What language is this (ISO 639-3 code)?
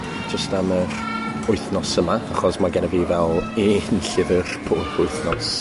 cym